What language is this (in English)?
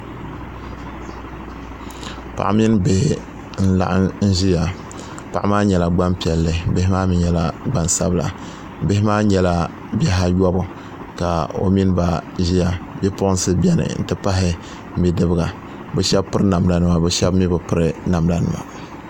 Dagbani